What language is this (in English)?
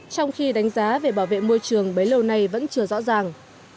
Vietnamese